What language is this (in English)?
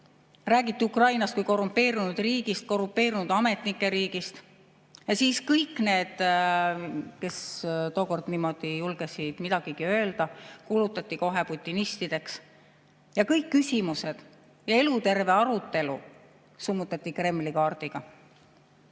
Estonian